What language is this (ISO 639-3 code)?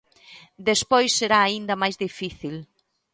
glg